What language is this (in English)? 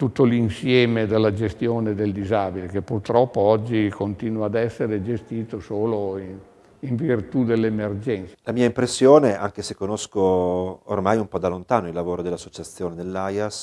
Italian